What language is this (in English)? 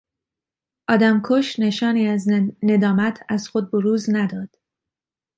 Persian